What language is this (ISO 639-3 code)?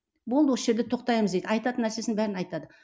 kaz